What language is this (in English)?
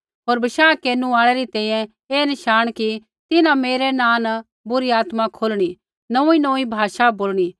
Kullu Pahari